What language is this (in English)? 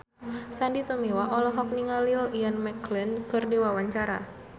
Sundanese